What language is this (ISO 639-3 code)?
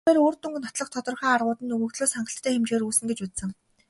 mon